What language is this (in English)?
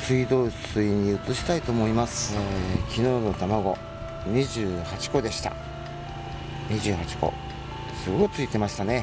Japanese